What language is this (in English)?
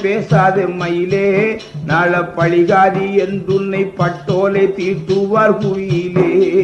Tamil